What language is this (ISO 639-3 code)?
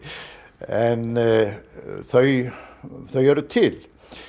isl